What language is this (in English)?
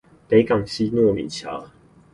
Chinese